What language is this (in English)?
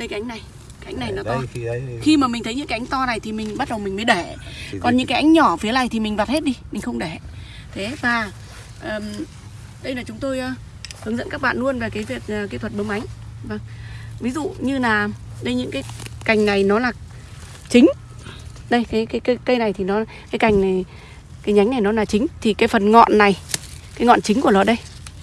Vietnamese